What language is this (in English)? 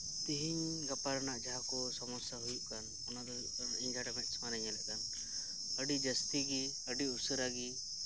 Santali